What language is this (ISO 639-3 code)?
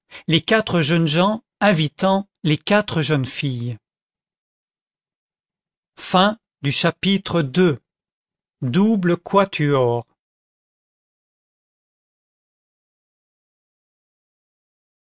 fra